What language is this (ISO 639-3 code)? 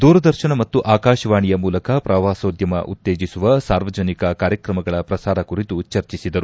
kan